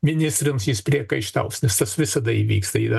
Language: Lithuanian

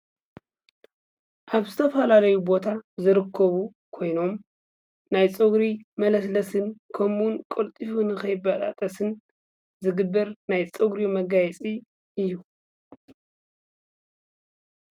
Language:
Tigrinya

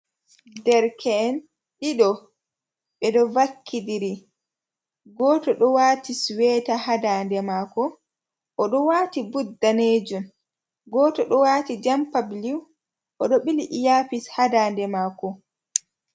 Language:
Fula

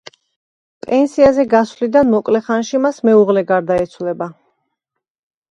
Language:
Georgian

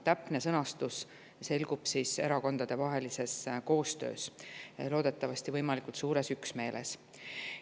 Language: Estonian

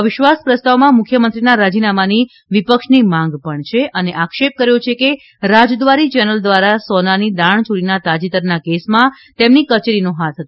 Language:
Gujarati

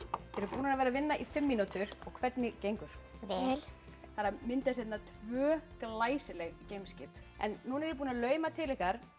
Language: Icelandic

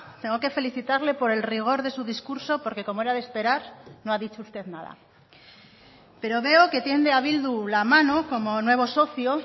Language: Spanish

